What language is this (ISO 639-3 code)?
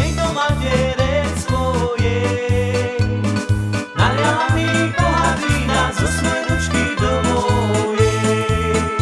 slk